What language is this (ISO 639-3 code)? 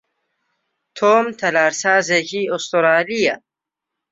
ckb